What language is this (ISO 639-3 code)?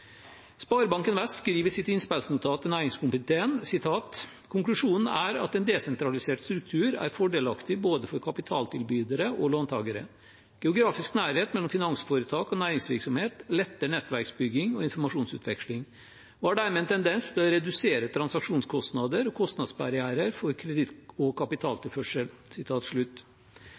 nob